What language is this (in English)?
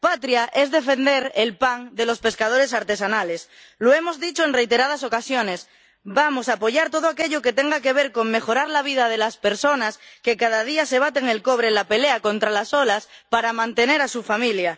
Spanish